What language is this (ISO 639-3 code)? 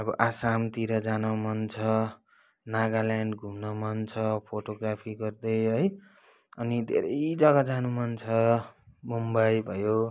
nep